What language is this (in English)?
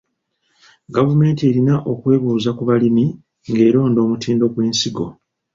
Ganda